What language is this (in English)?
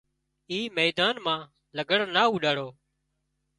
Wadiyara Koli